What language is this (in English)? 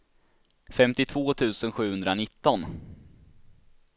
Swedish